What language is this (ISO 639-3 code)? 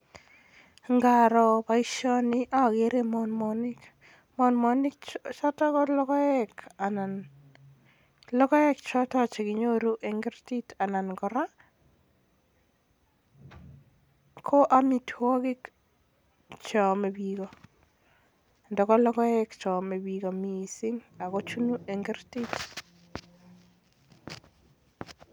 kln